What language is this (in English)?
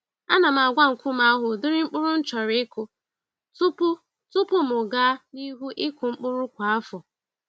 Igbo